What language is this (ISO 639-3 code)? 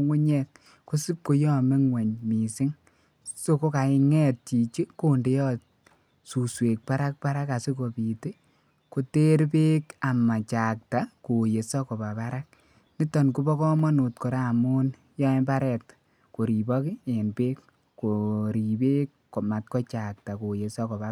kln